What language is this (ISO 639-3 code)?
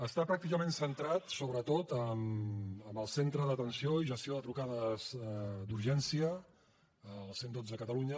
cat